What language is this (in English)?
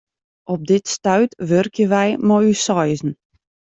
Western Frisian